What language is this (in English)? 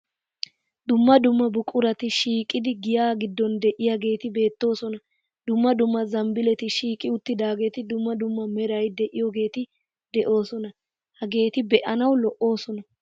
Wolaytta